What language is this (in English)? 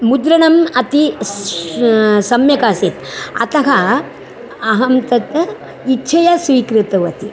Sanskrit